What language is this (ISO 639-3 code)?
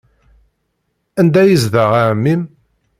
kab